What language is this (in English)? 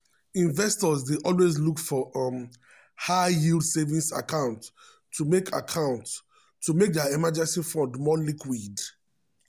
Nigerian Pidgin